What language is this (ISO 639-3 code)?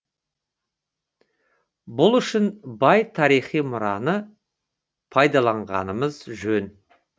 kaz